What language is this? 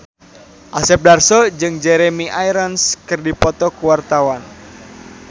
Sundanese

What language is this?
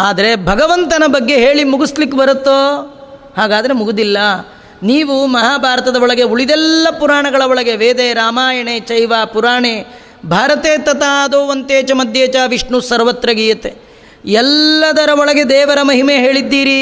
Kannada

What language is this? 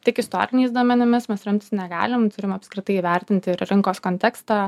Lithuanian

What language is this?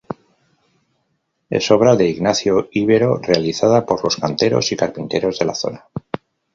Spanish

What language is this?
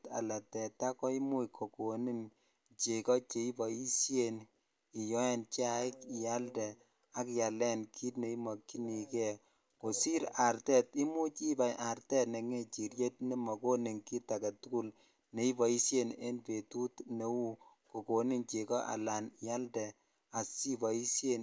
Kalenjin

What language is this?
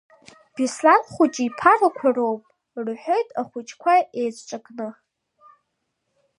Abkhazian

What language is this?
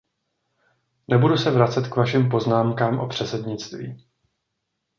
Czech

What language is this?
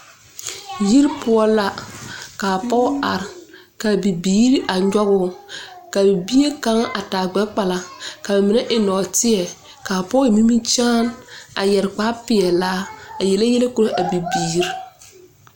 Southern Dagaare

